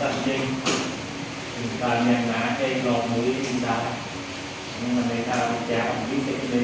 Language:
Indonesian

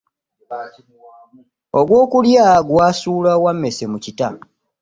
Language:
Ganda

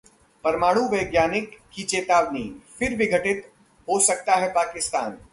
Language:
Hindi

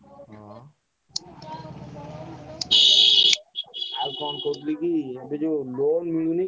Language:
Odia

